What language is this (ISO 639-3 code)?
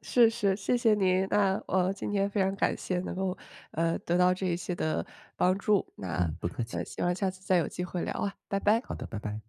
zho